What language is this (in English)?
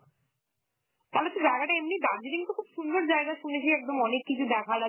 Bangla